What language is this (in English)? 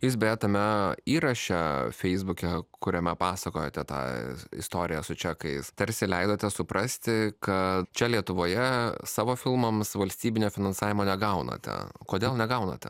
Lithuanian